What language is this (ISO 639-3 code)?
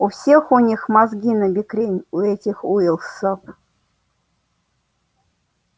rus